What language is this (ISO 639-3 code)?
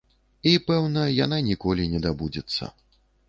bel